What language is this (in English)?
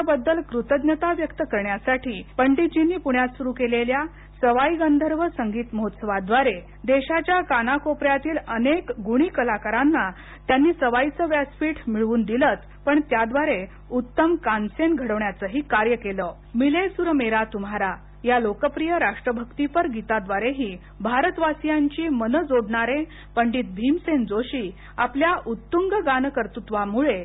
Marathi